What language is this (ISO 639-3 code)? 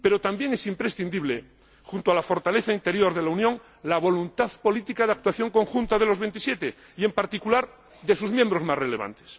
spa